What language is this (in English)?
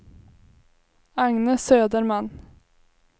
Swedish